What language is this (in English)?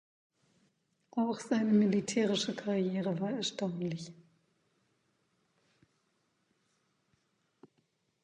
German